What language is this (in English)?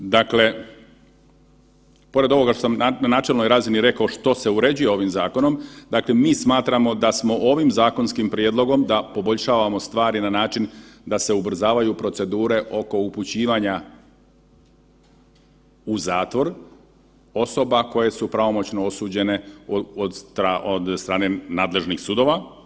Croatian